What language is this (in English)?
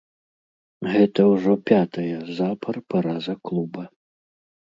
Belarusian